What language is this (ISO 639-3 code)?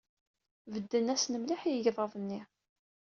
kab